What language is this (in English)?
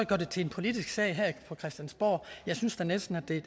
Danish